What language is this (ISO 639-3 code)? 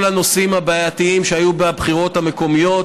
heb